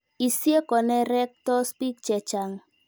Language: Kalenjin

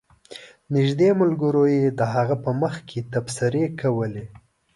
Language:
Pashto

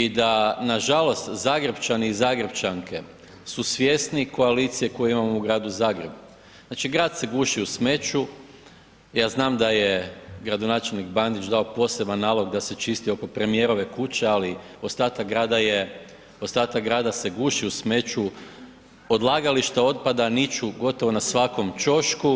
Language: Croatian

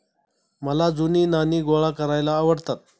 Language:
Marathi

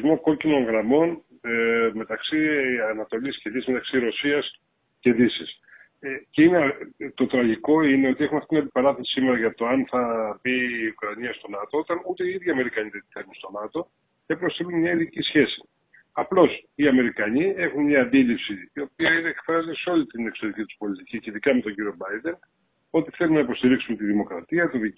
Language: Greek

